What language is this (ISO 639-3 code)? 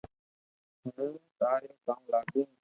lrk